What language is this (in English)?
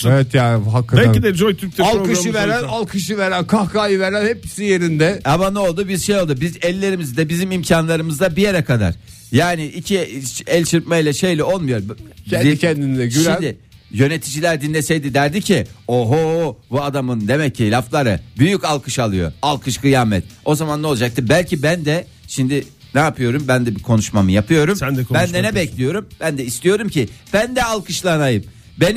Turkish